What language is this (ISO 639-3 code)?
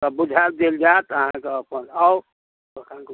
mai